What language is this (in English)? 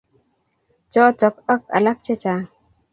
Kalenjin